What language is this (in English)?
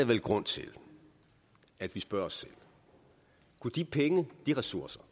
Danish